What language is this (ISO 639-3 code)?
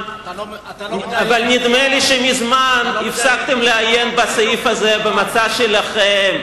heb